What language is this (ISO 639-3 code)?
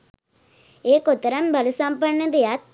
sin